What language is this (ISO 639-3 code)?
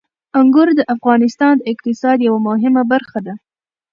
pus